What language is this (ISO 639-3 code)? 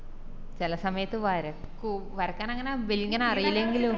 mal